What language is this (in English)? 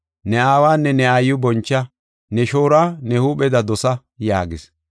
Gofa